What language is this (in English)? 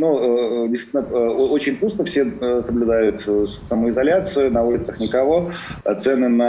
Russian